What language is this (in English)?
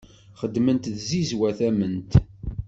Kabyle